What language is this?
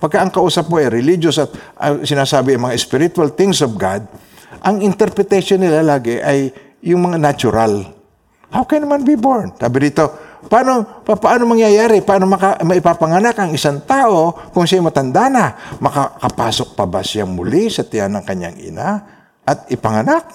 Filipino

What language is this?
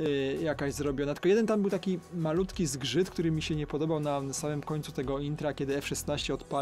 Polish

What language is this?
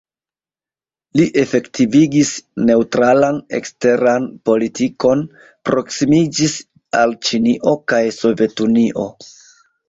Esperanto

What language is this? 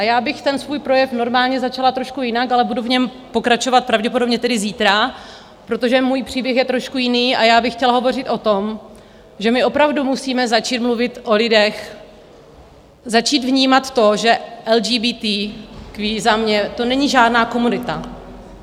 Czech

